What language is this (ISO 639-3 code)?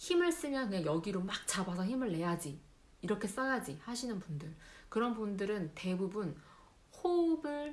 kor